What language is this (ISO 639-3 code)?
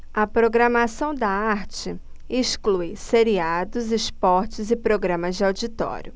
por